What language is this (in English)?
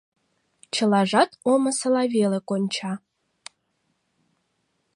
Mari